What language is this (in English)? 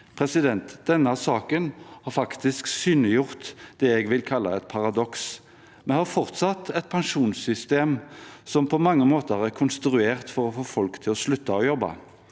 Norwegian